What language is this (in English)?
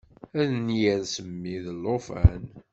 Kabyle